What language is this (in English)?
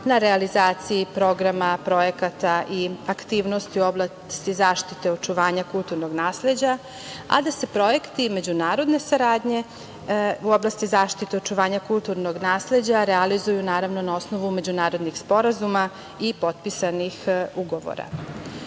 Serbian